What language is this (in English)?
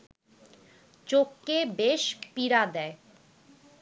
Bangla